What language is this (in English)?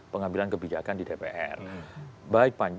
Indonesian